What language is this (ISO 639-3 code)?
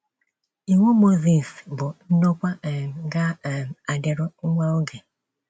ibo